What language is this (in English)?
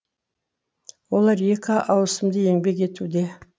Kazakh